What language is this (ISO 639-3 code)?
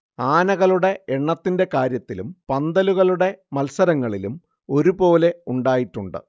mal